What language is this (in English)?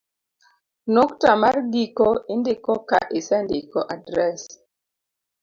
Luo (Kenya and Tanzania)